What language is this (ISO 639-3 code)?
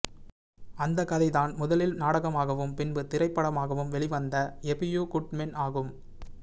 tam